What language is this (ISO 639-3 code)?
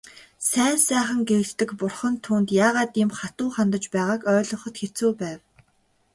mon